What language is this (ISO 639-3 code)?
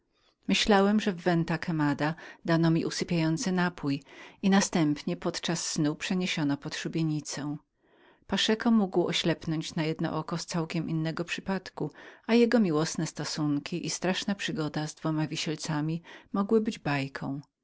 pol